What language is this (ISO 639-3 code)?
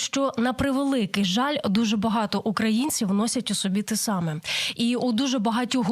ukr